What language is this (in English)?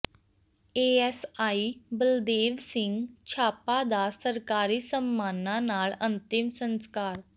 Punjabi